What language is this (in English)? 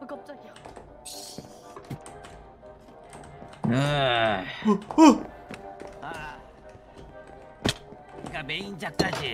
Korean